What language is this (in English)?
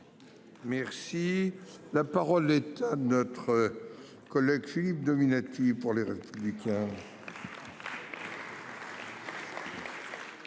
French